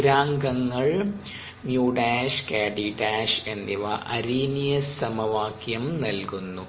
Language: Malayalam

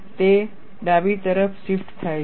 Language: Gujarati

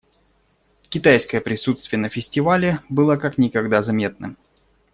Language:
Russian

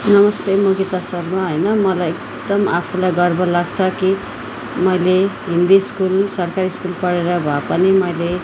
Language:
Nepali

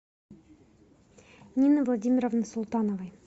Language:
Russian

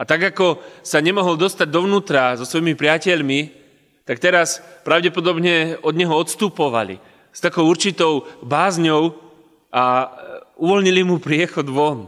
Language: Slovak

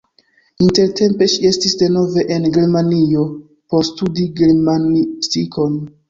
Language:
Esperanto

